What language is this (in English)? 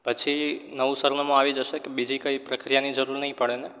Gujarati